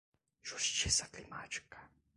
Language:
Portuguese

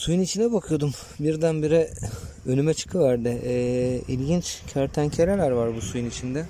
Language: Turkish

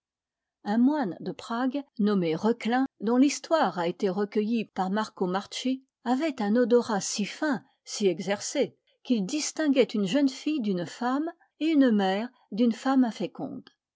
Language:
French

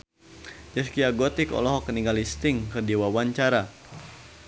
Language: Sundanese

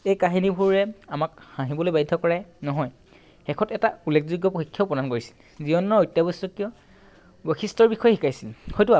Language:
Assamese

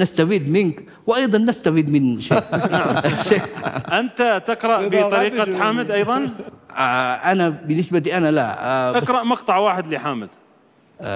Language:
Arabic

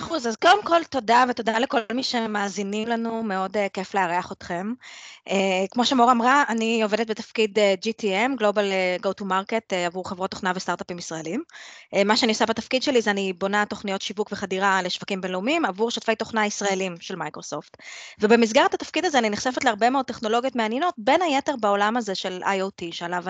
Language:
Hebrew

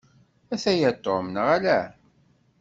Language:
Kabyle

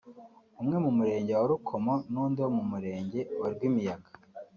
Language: Kinyarwanda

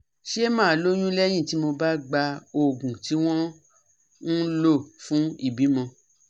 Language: Yoruba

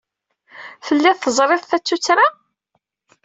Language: Kabyle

